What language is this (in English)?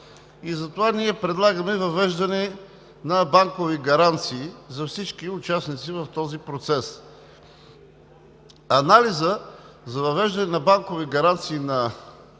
Bulgarian